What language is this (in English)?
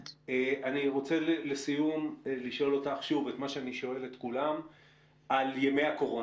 Hebrew